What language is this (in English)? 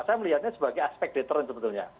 Indonesian